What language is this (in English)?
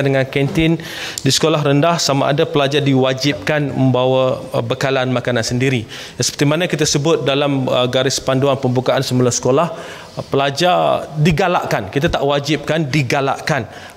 Malay